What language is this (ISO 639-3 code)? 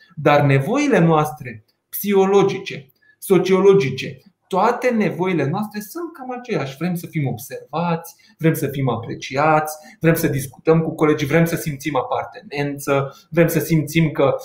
ron